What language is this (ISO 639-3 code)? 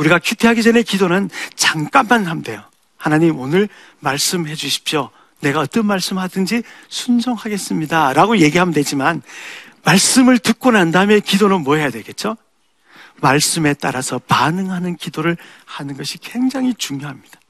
kor